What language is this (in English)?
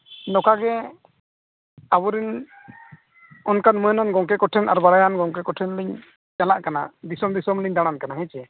Santali